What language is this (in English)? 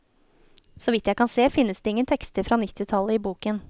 Norwegian